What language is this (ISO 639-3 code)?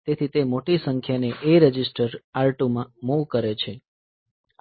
guj